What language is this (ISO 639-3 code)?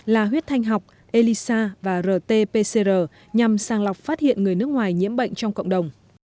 vie